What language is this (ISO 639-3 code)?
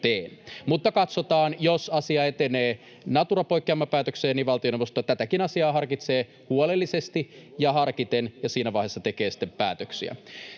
fin